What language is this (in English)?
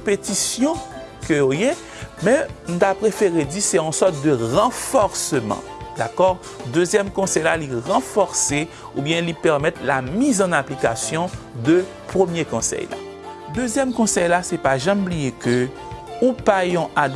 French